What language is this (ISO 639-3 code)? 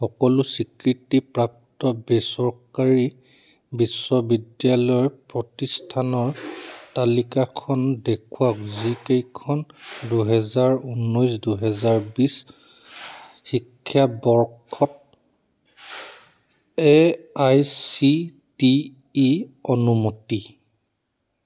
asm